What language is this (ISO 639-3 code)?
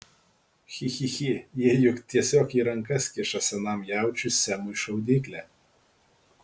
lit